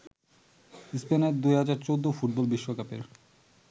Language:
Bangla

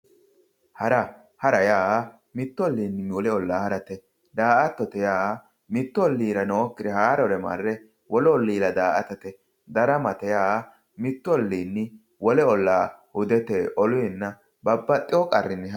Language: Sidamo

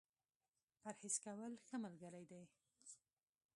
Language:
Pashto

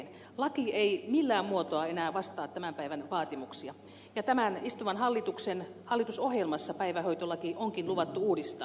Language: Finnish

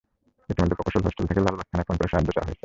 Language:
Bangla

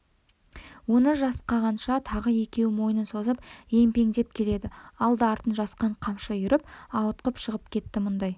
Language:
Kazakh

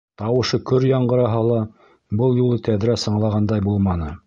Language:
Bashkir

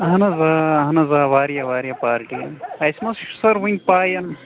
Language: Kashmiri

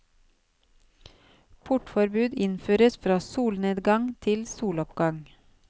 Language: Norwegian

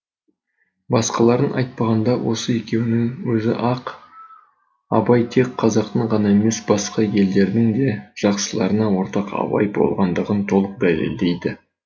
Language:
Kazakh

